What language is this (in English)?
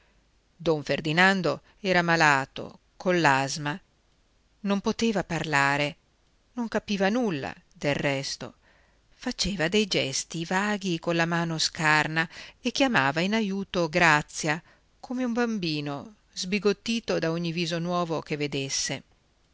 Italian